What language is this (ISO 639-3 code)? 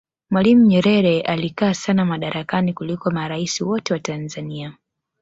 swa